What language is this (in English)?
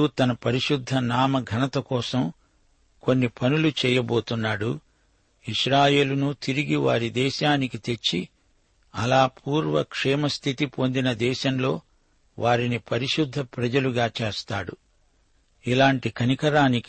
Telugu